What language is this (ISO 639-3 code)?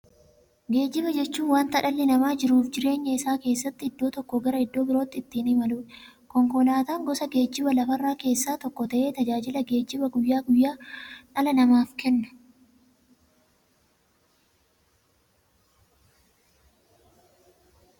orm